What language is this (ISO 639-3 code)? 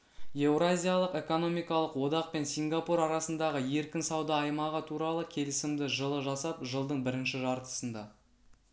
kaz